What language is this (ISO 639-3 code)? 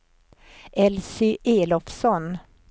swe